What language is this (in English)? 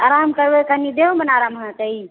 Maithili